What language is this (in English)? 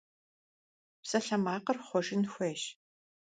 Kabardian